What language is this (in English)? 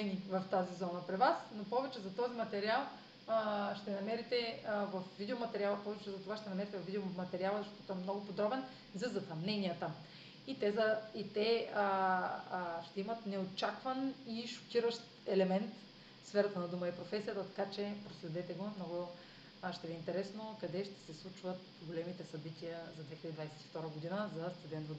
Bulgarian